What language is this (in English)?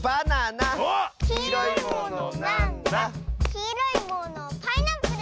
Japanese